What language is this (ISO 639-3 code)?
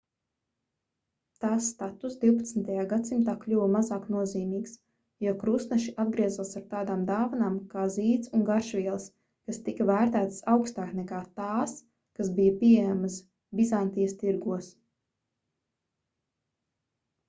lav